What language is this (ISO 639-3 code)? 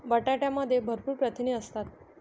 mar